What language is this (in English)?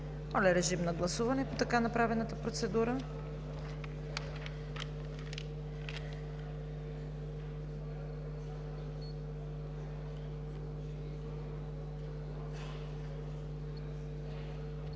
Bulgarian